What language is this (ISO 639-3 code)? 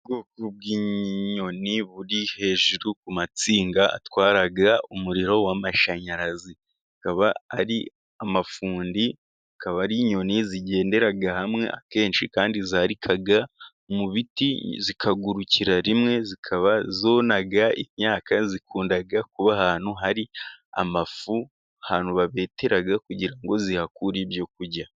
kin